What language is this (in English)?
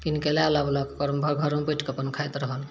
Maithili